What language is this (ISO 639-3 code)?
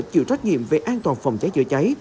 vie